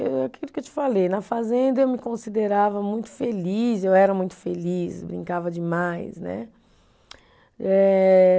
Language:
Portuguese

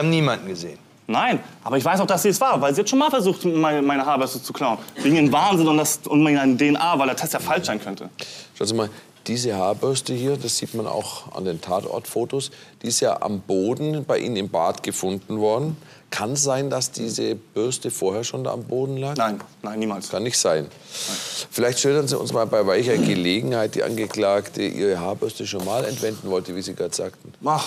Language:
German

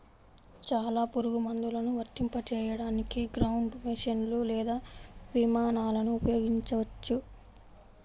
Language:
Telugu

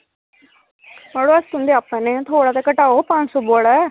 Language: Dogri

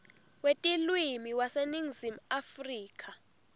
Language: Swati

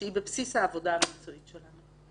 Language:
Hebrew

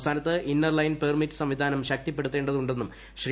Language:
Malayalam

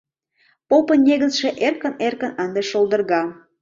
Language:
Mari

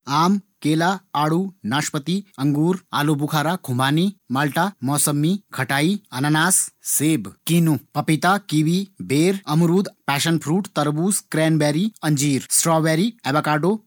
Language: Garhwali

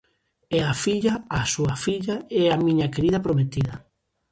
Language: Galician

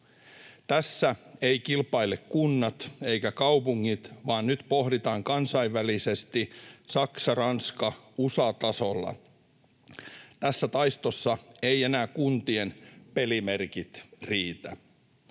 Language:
Finnish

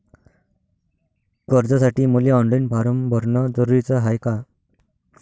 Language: Marathi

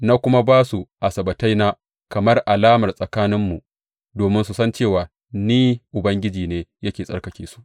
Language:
Hausa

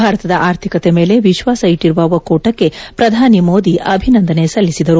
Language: Kannada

